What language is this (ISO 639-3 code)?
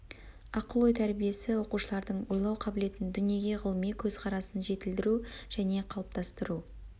kaz